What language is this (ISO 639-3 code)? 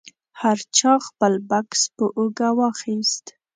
pus